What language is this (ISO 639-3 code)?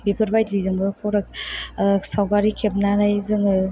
brx